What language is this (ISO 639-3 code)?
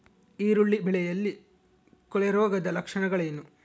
kan